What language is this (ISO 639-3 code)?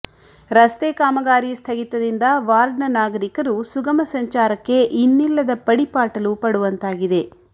kan